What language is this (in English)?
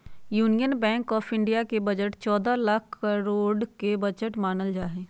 Magahi